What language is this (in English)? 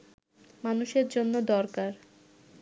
Bangla